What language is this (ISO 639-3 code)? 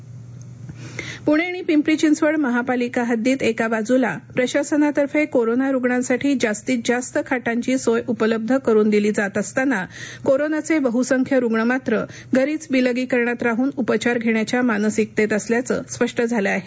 mar